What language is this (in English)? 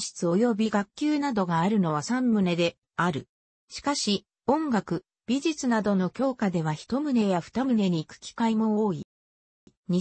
Japanese